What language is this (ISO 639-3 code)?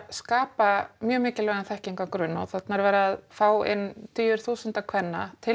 isl